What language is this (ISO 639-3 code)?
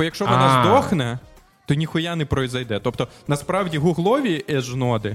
ukr